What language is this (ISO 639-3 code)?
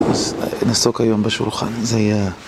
heb